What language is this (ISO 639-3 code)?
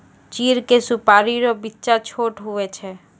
mai